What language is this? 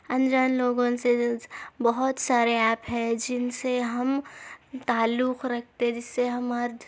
Urdu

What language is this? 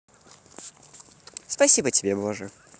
Russian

